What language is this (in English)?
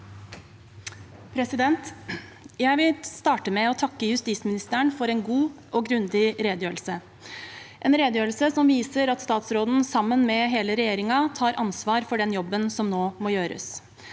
Norwegian